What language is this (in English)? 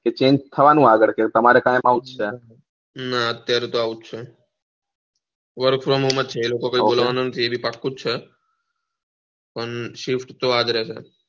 Gujarati